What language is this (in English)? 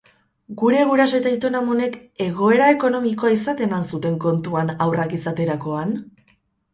Basque